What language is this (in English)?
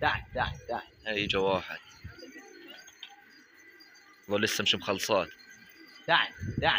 Arabic